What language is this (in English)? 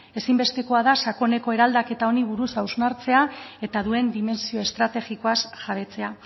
Basque